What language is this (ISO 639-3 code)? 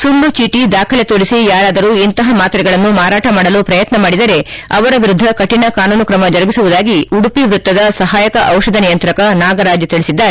kan